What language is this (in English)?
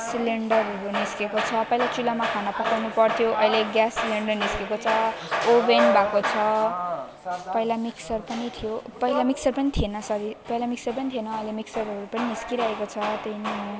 Nepali